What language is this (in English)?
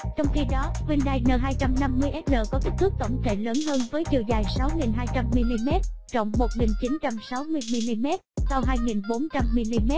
Vietnamese